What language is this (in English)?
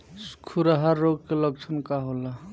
Bhojpuri